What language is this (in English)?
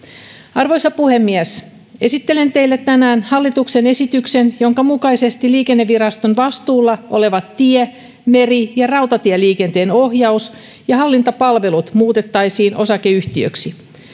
Finnish